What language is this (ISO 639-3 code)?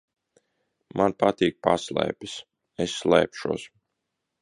lav